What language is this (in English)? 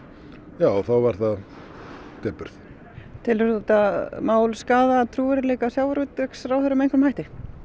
Icelandic